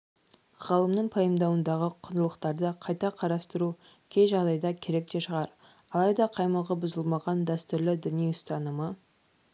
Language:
Kazakh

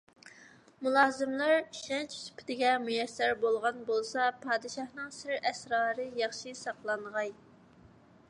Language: Uyghur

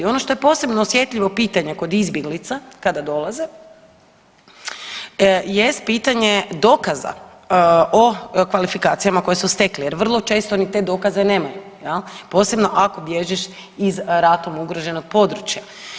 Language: Croatian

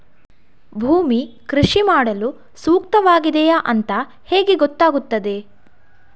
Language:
Kannada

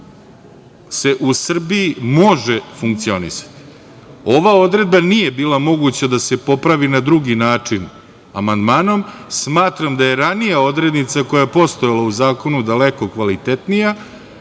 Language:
Serbian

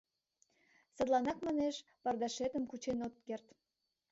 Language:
Mari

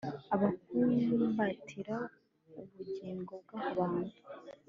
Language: Kinyarwanda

